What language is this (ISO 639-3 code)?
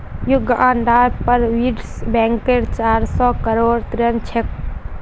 mag